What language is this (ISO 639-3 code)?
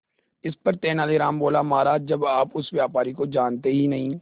hin